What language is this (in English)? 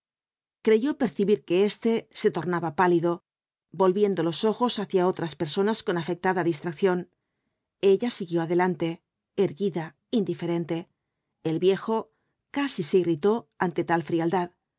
Spanish